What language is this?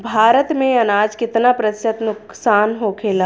Bhojpuri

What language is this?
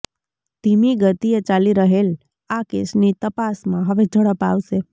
Gujarati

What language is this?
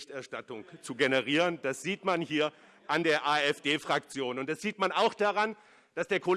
German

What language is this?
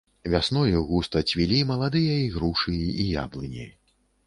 Belarusian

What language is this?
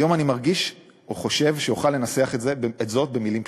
Hebrew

